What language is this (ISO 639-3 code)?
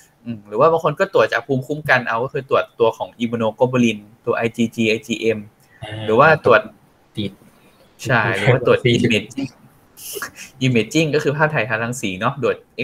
tha